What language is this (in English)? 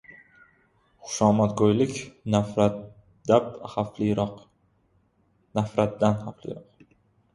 Uzbek